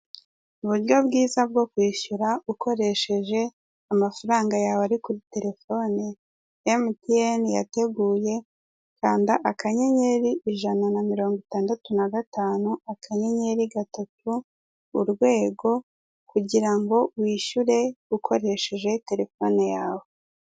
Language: Kinyarwanda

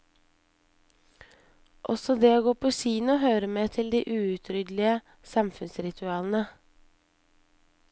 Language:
Norwegian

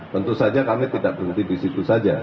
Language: Indonesian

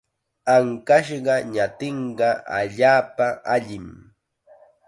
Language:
Chiquián Ancash Quechua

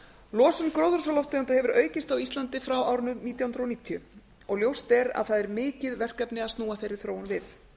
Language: Icelandic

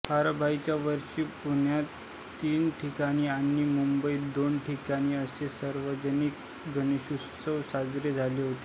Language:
Marathi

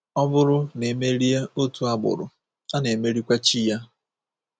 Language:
Igbo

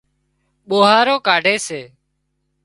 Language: Wadiyara Koli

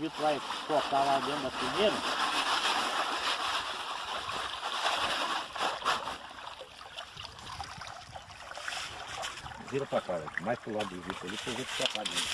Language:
Portuguese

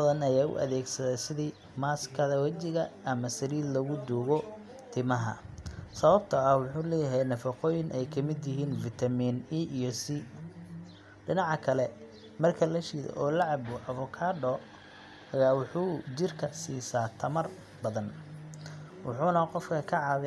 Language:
Somali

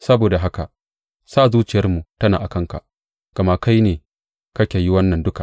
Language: Hausa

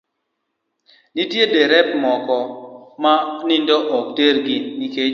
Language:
Luo (Kenya and Tanzania)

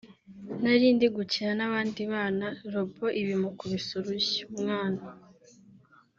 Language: Kinyarwanda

